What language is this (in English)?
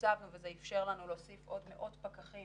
Hebrew